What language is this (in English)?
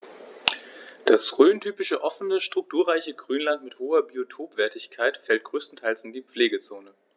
German